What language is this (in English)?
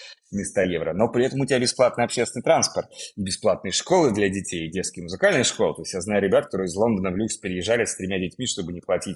Russian